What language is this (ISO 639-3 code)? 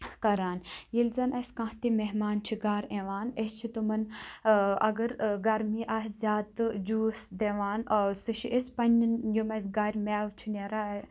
kas